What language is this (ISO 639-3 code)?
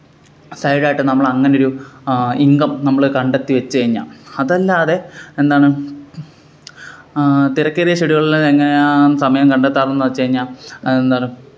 mal